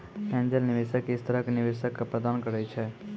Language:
Maithili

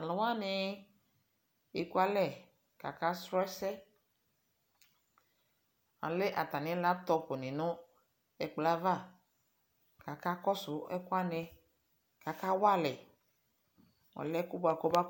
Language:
Ikposo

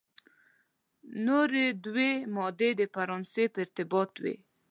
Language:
Pashto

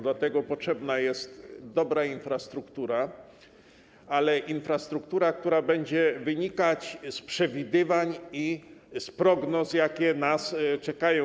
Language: Polish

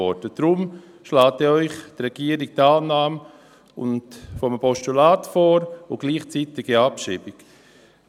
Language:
Swiss German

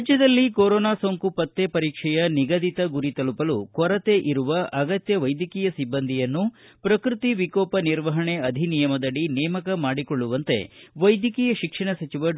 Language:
Kannada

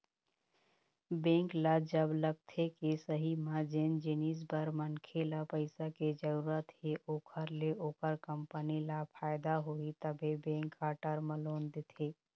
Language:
Chhattisgarhi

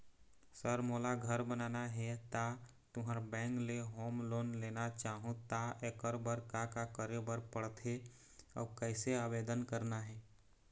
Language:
Chhattisgarhi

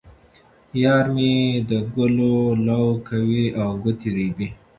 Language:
Pashto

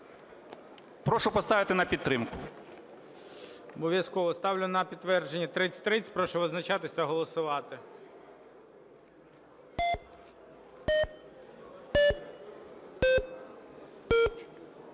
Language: Ukrainian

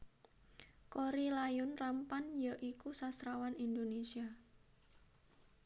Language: Javanese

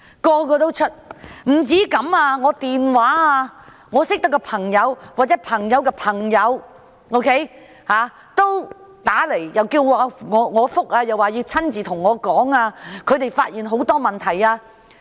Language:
Cantonese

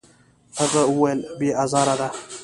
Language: Pashto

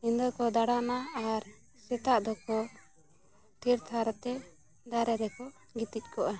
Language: Santali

